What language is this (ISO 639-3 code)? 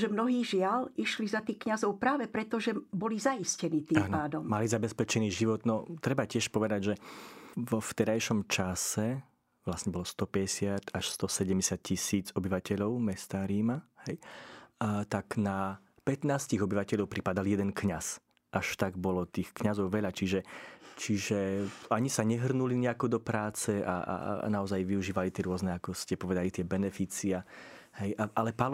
slk